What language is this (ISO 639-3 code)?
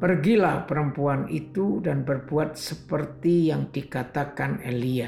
ind